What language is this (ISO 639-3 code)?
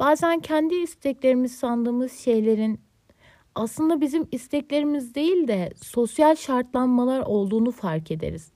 tur